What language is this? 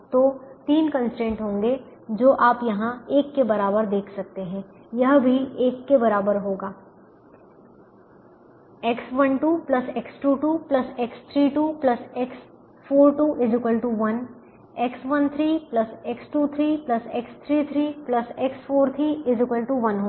Hindi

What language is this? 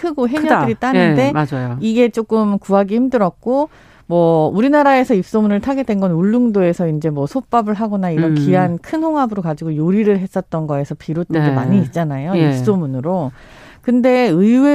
Korean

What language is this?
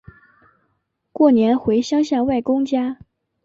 Chinese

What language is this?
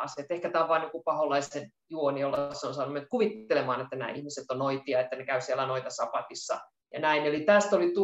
Finnish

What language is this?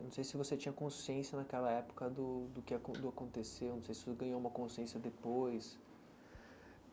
Portuguese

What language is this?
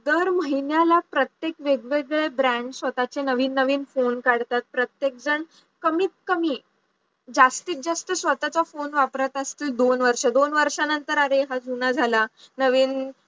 Marathi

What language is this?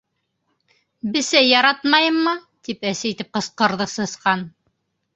Bashkir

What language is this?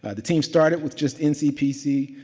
English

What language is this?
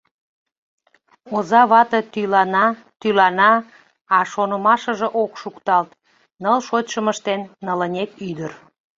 Mari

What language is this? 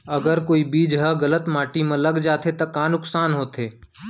Chhattisgarhi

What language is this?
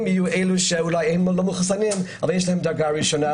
Hebrew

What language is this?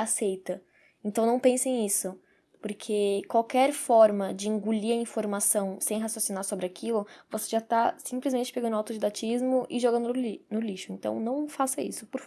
Portuguese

